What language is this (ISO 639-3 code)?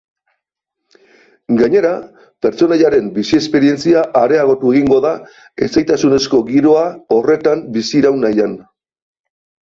eus